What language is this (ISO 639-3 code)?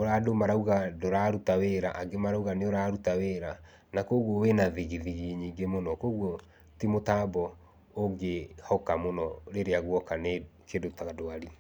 kik